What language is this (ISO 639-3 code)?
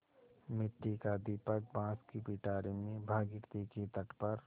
hin